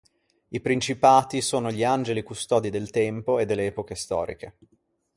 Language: Italian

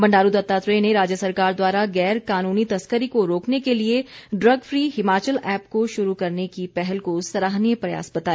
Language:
Hindi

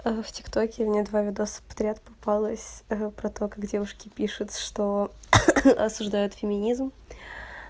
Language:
Russian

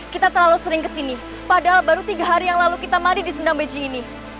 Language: Indonesian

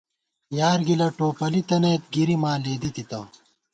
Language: Gawar-Bati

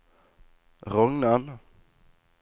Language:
Norwegian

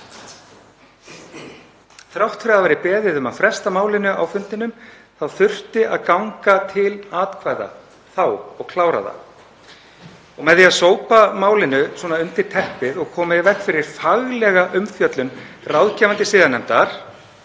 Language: Icelandic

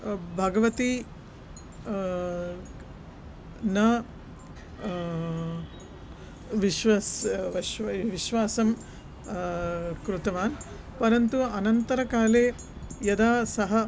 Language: Sanskrit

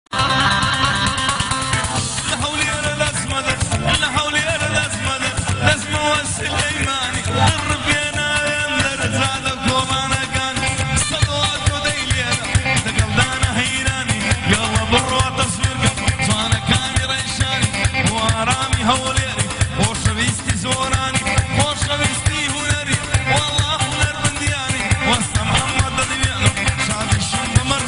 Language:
Arabic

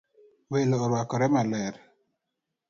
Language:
Luo (Kenya and Tanzania)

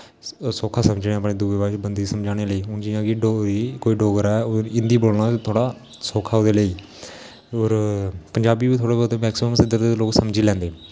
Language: Dogri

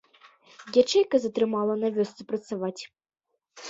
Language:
Belarusian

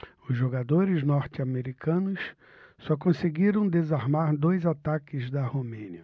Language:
Portuguese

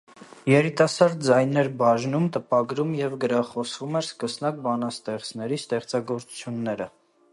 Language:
Armenian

